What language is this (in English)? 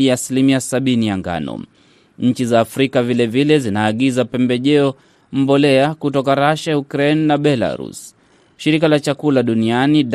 Swahili